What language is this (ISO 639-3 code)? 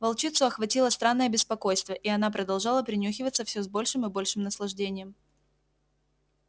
rus